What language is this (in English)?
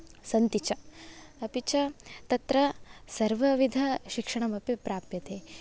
Sanskrit